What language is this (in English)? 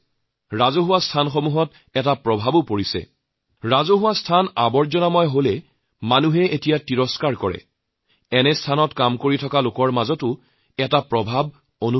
Assamese